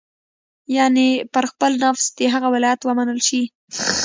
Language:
Pashto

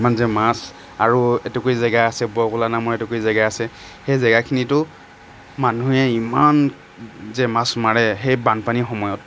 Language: Assamese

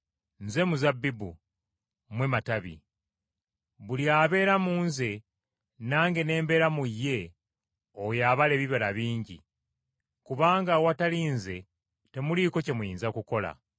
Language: Ganda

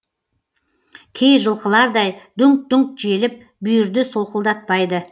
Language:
Kazakh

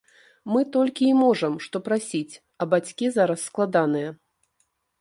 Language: Belarusian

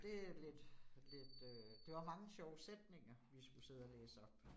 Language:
Danish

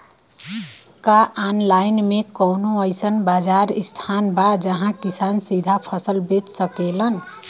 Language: Bhojpuri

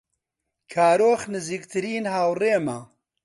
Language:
Central Kurdish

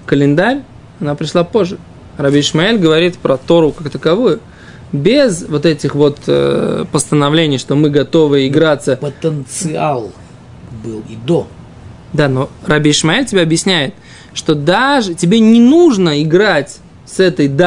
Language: Russian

